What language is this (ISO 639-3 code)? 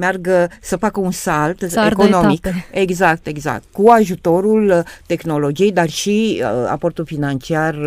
ron